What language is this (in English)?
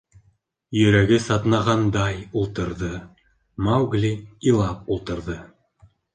Bashkir